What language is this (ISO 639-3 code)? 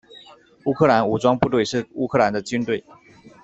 zho